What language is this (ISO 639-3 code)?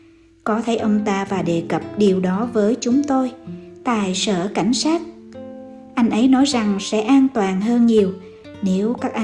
vie